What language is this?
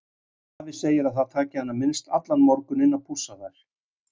Icelandic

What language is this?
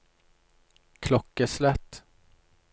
Norwegian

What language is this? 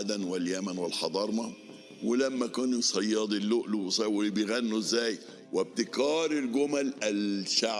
Arabic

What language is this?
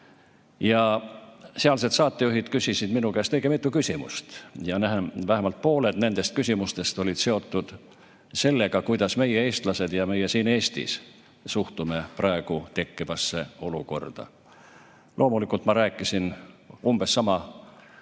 Estonian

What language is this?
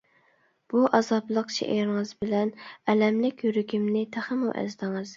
Uyghur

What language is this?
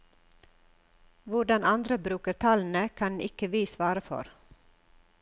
Norwegian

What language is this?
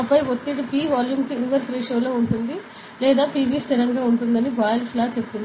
Telugu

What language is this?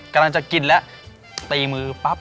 Thai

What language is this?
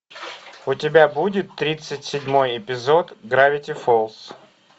Russian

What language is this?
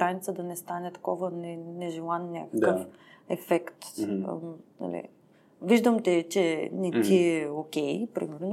Bulgarian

